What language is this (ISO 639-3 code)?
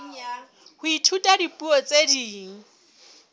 sot